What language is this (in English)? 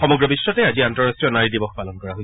Assamese